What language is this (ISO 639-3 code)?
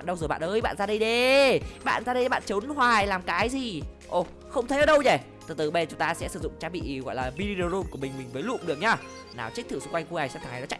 vie